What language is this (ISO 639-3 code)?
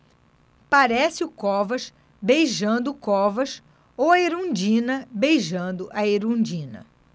por